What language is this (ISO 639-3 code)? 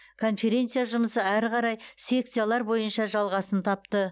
kaz